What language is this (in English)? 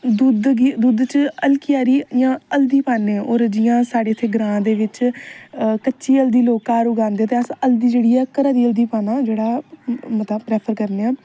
Dogri